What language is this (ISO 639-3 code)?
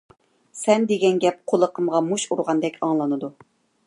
uig